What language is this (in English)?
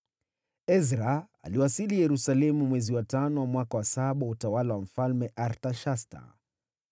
Swahili